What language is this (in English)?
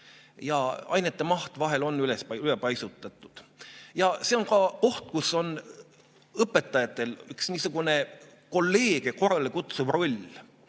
Estonian